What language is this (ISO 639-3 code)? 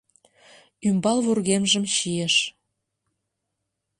chm